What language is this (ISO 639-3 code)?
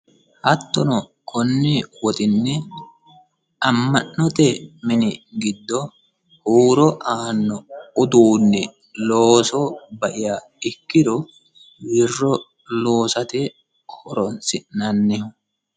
sid